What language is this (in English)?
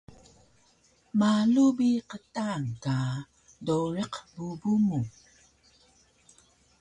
Taroko